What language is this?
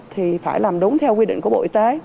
Vietnamese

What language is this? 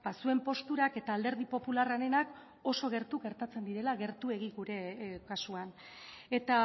Basque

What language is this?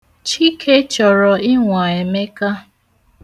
Igbo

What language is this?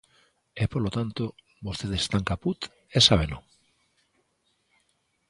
Galician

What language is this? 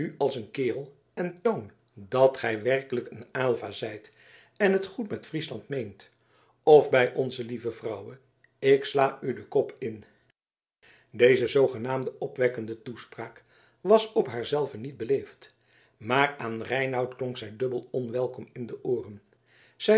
Dutch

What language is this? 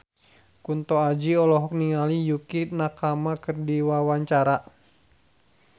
Sundanese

